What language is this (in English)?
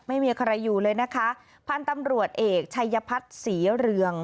Thai